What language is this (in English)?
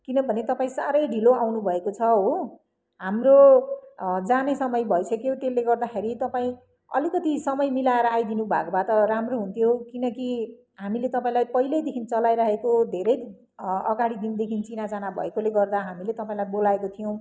Nepali